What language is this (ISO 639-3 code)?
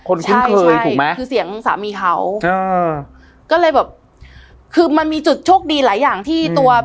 tha